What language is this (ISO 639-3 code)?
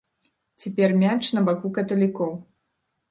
bel